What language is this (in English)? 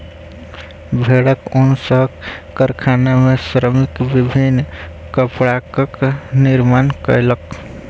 Maithili